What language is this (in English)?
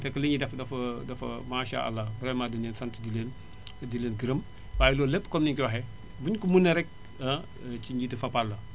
Wolof